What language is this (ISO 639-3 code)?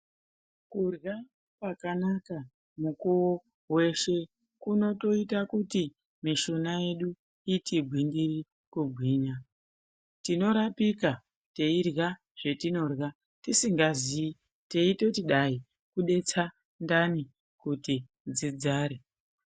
ndc